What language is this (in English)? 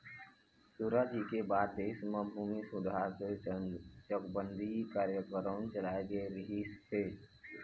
Chhattisgarhi